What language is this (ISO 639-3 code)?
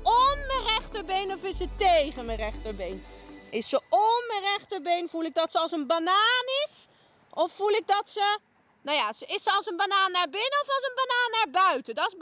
nld